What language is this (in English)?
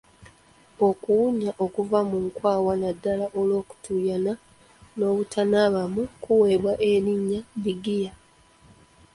Ganda